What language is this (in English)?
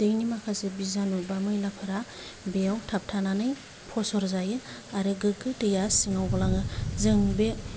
Bodo